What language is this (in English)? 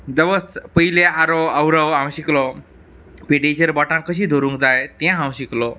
Konkani